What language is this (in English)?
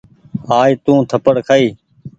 Goaria